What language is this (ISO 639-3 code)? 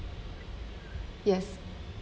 eng